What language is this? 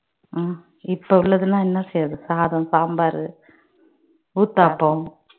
Tamil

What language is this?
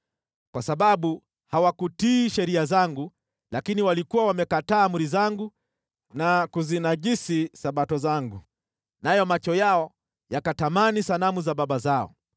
Swahili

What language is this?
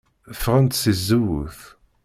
Kabyle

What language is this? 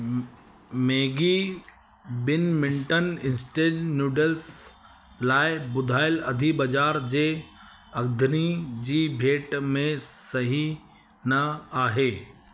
Sindhi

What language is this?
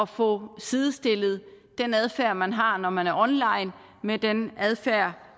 Danish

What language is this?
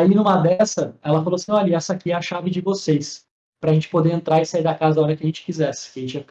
Portuguese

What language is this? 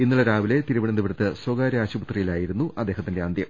Malayalam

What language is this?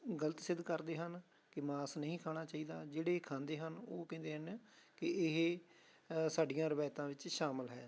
Punjabi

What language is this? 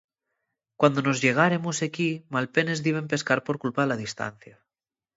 Asturian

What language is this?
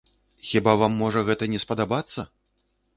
Belarusian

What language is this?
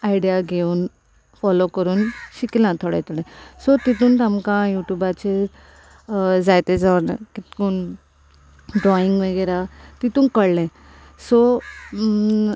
Konkani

